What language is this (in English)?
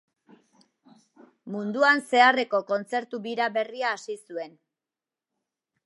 Basque